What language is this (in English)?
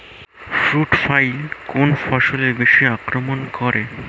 Bangla